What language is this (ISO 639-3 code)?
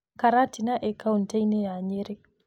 kik